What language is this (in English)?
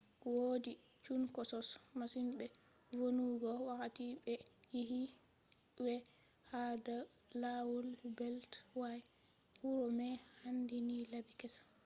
Fula